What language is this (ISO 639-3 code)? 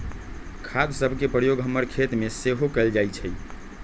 mag